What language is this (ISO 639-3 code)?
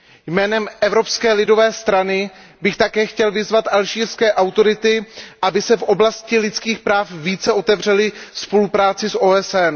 ces